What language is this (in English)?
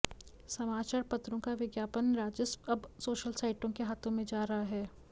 Hindi